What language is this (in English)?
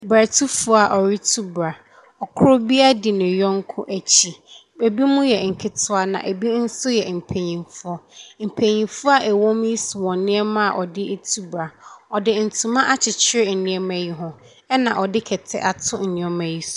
Akan